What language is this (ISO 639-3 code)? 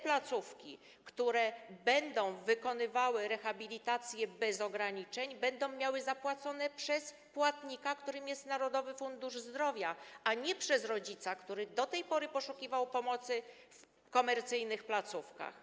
pol